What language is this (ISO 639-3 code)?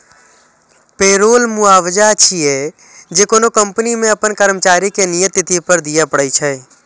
mai